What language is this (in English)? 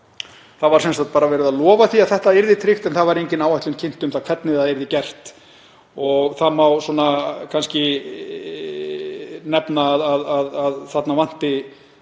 Icelandic